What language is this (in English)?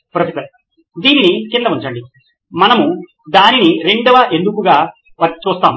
Telugu